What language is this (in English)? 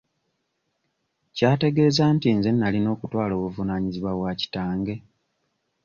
Ganda